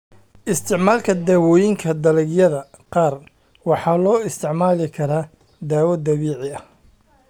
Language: Somali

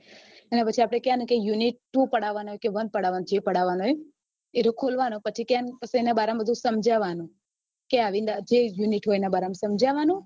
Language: Gujarati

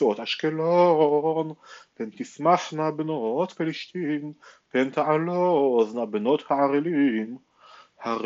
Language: Hebrew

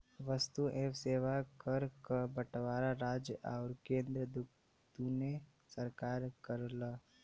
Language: Bhojpuri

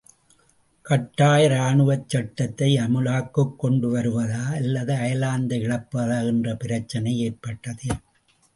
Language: Tamil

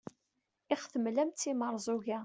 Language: Kabyle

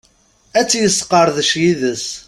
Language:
Kabyle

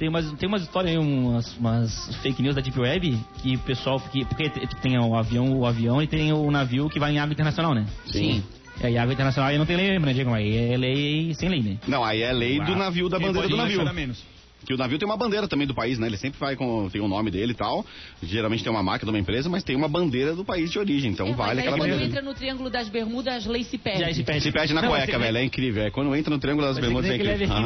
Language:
Portuguese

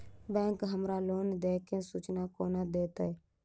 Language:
Maithili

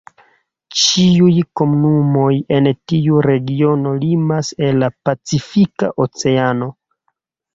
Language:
Esperanto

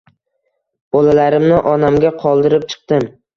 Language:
Uzbek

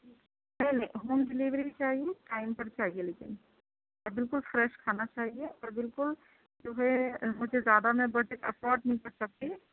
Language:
Urdu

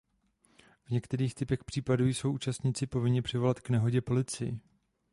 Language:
Czech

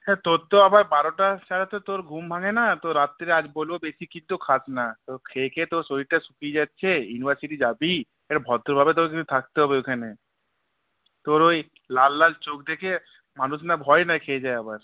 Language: Bangla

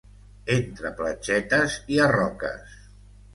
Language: Catalan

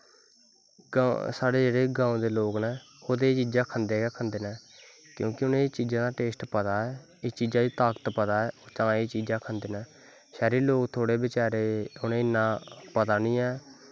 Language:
Dogri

